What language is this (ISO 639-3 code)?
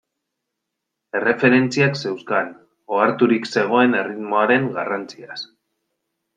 eus